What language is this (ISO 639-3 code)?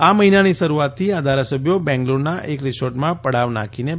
guj